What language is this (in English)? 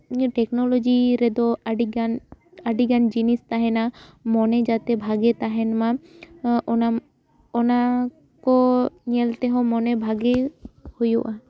Santali